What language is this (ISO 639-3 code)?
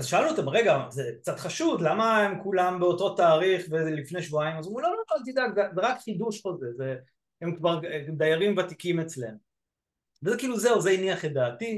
heb